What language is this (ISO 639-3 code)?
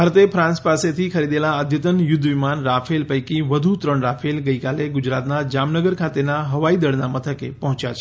guj